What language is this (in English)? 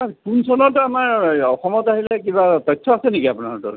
Assamese